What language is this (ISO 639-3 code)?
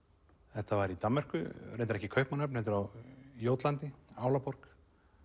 isl